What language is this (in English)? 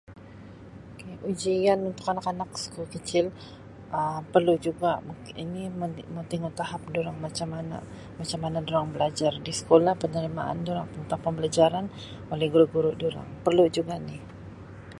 Sabah Malay